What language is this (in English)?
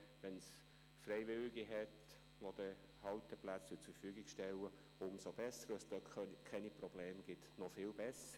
Swiss German